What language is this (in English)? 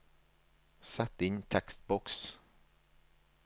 Norwegian